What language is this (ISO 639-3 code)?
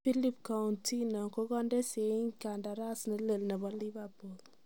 kln